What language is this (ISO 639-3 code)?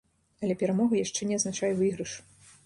bel